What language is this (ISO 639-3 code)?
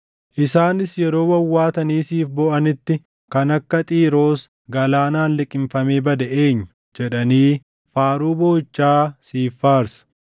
orm